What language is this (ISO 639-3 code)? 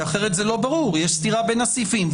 heb